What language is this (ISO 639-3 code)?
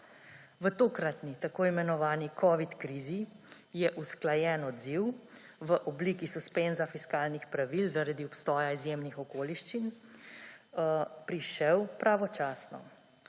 slv